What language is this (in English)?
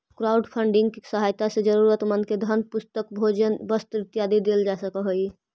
Magahi